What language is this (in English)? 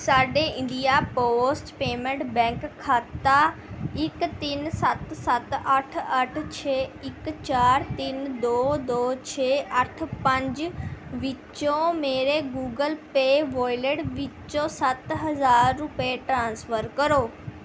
Punjabi